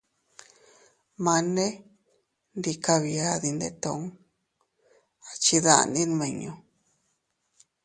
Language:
Teutila Cuicatec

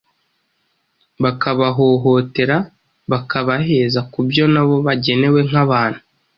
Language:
Kinyarwanda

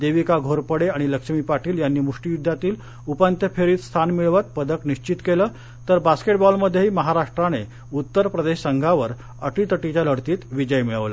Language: Marathi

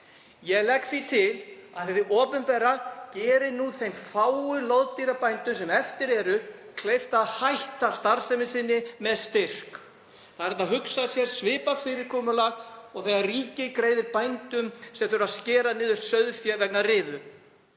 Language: Icelandic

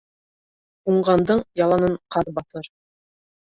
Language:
Bashkir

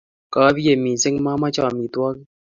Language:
Kalenjin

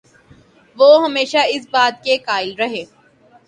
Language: Urdu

